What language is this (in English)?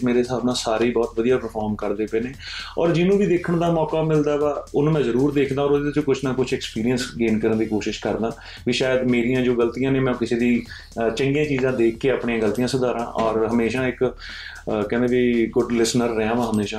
Punjabi